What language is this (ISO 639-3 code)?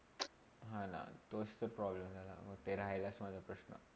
mar